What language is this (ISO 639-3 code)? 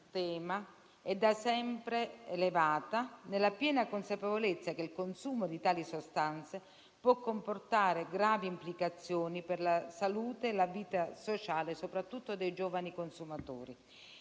ita